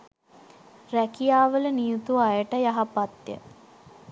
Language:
Sinhala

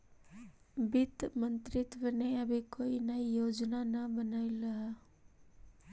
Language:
Magahi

